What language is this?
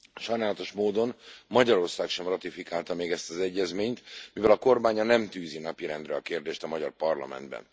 Hungarian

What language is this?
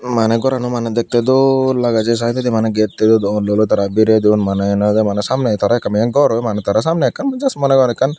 Chakma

